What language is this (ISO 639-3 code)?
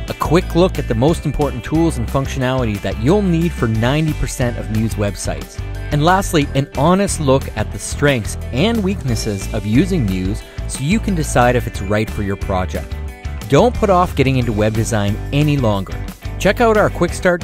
eng